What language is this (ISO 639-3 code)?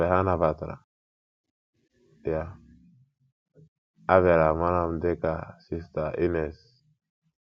ibo